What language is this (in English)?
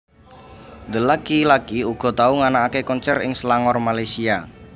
Javanese